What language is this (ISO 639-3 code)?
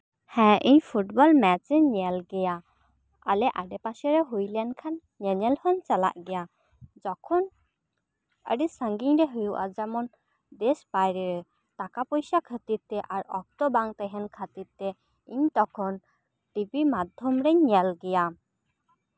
sat